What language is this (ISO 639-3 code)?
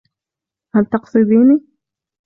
ara